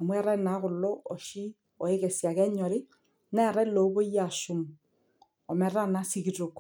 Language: Masai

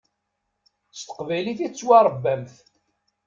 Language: Kabyle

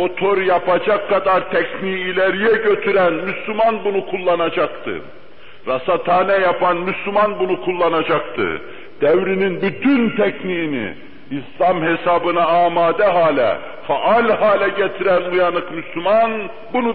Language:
Turkish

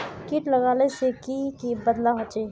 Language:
Magahi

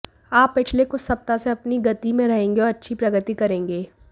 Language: Hindi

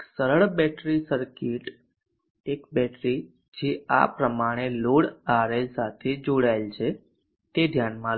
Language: Gujarati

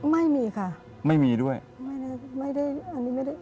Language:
Thai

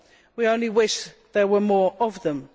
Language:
English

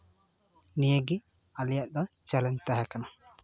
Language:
Santali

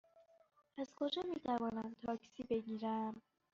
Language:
Persian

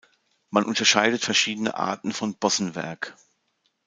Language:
German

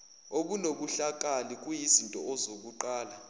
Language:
Zulu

